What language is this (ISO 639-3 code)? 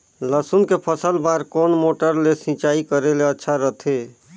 hne